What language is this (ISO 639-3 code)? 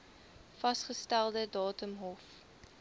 afr